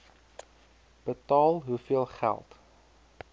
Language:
Afrikaans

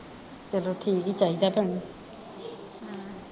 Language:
Punjabi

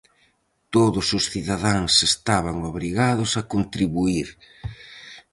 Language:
Galician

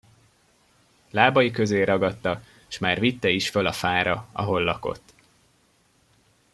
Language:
Hungarian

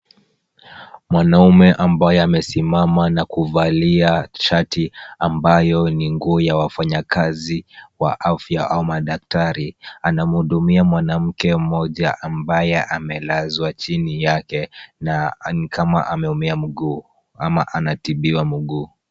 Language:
Swahili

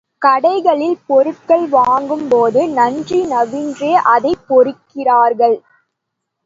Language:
Tamil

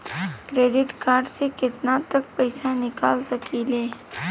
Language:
Bhojpuri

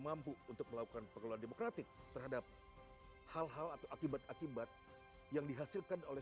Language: Indonesian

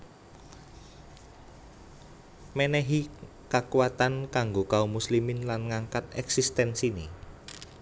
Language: Javanese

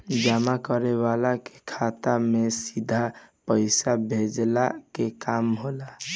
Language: Bhojpuri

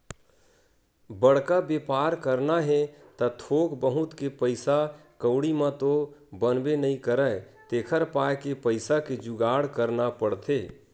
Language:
Chhattisgarhi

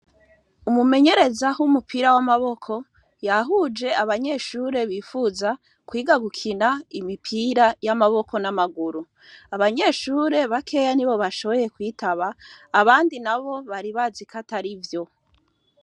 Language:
Rundi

